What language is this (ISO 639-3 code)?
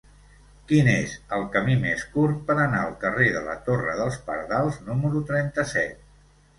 cat